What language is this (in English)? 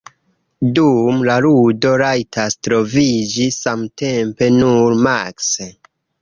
Esperanto